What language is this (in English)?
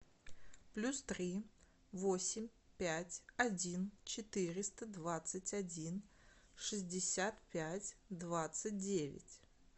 Russian